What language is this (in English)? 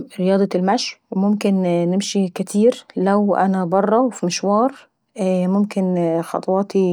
Saidi Arabic